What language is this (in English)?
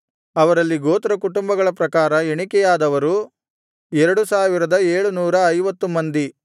Kannada